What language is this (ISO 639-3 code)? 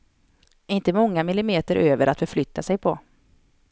swe